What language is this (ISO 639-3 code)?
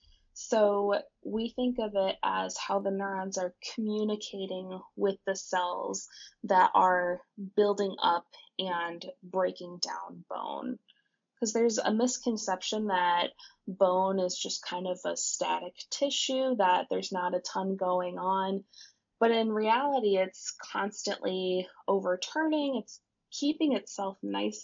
eng